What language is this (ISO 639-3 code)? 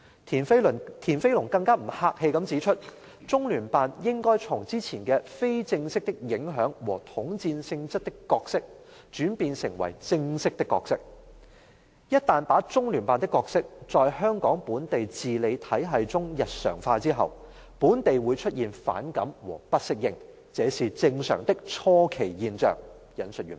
yue